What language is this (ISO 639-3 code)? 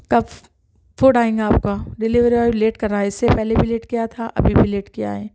urd